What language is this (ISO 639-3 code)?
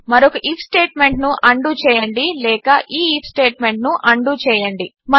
tel